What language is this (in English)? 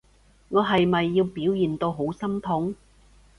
Cantonese